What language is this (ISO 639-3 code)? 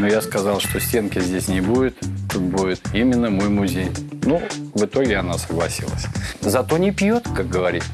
rus